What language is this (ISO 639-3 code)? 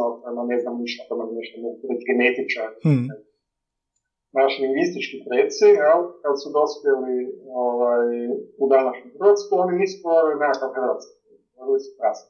hrv